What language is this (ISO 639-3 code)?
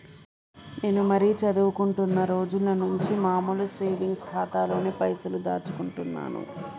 tel